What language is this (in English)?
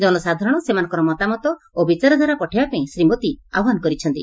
Odia